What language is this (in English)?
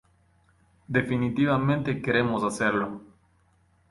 Spanish